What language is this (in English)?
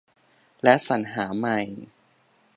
Thai